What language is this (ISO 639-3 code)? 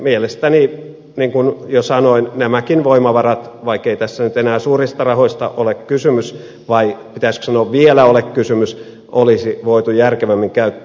fin